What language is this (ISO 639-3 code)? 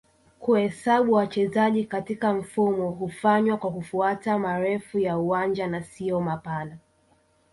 swa